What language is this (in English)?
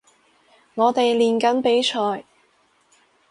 Cantonese